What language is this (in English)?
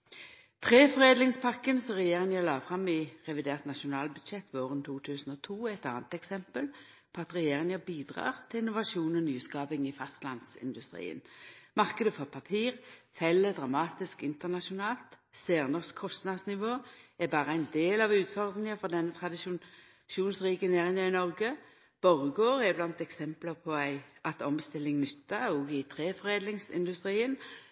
Norwegian Nynorsk